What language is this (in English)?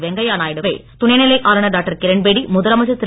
Tamil